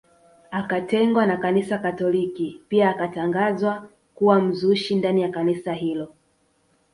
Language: Swahili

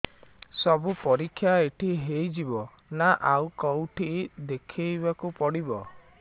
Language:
Odia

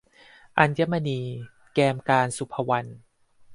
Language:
Thai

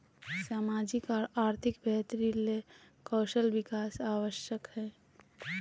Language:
Magahi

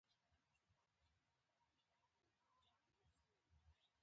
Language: Pashto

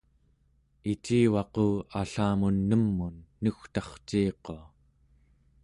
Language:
Central Yupik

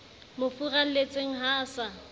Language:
Southern Sotho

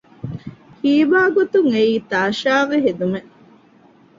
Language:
Divehi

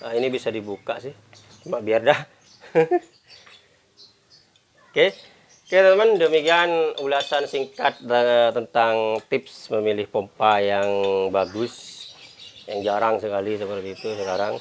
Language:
Indonesian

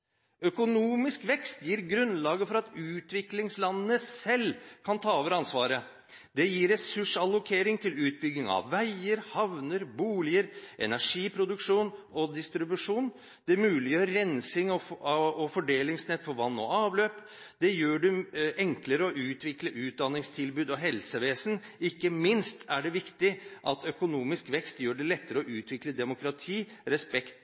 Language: Norwegian Bokmål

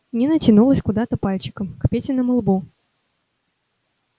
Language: Russian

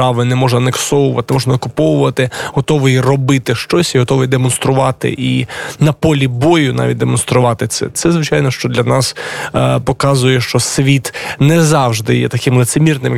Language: Polish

